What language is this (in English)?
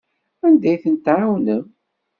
Kabyle